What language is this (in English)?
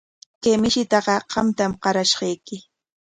Corongo Ancash Quechua